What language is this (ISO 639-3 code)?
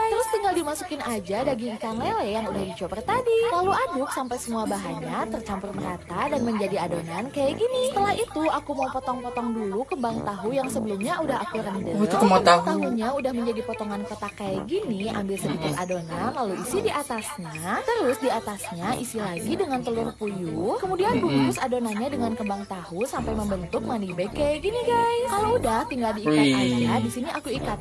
ind